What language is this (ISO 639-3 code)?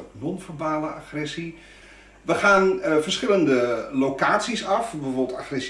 nld